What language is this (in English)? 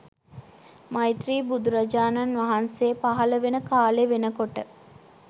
Sinhala